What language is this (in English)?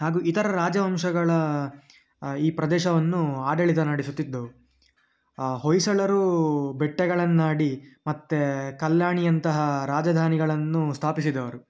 Kannada